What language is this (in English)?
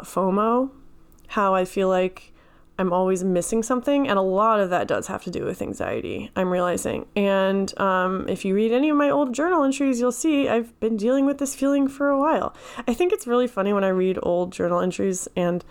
English